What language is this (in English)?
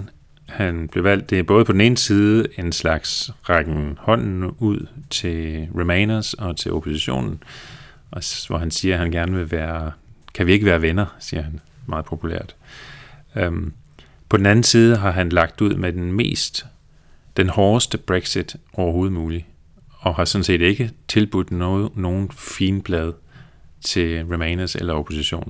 Danish